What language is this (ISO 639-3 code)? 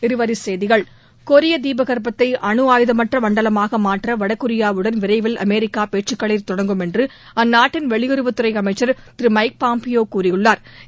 tam